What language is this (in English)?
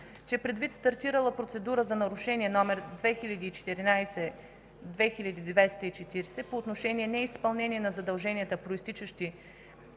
Bulgarian